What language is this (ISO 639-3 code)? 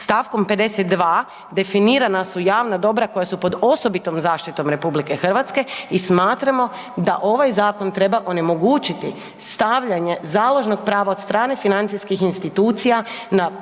hrv